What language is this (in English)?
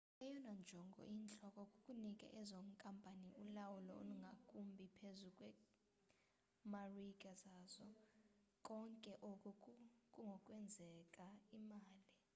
Xhosa